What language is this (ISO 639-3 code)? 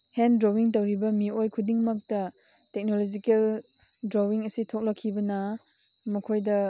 mni